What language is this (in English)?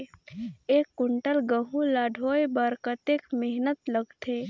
Chhattisgarhi